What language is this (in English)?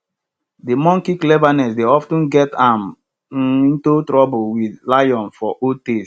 Nigerian Pidgin